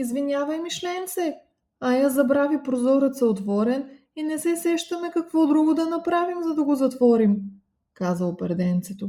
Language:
Bulgarian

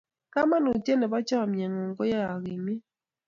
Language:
Kalenjin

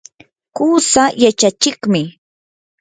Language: Yanahuanca Pasco Quechua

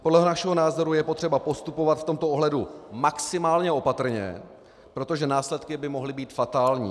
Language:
Czech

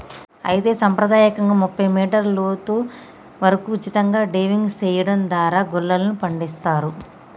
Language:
Telugu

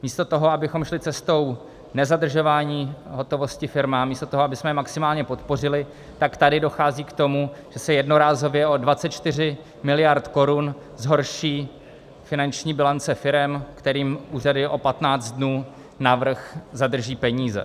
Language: Czech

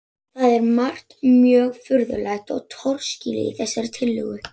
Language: Icelandic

